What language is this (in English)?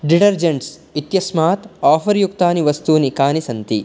Sanskrit